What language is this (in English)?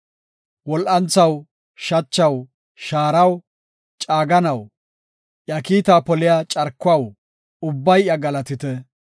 Gofa